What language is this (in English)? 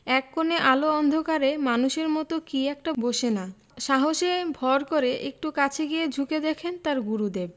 Bangla